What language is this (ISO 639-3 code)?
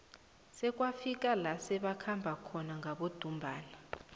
nbl